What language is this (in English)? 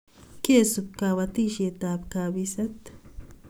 Kalenjin